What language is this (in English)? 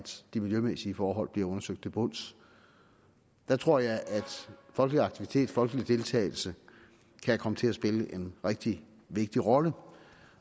Danish